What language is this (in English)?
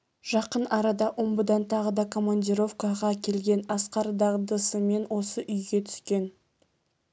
Kazakh